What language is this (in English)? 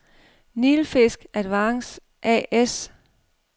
Danish